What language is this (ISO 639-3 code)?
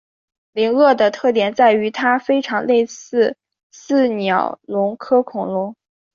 zho